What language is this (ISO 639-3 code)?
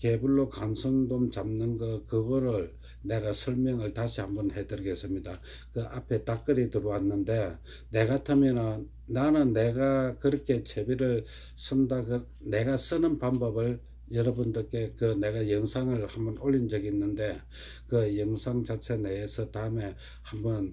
kor